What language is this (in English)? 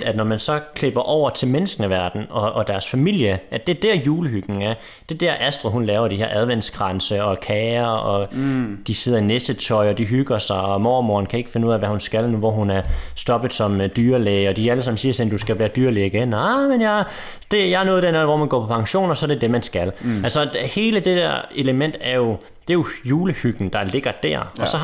Danish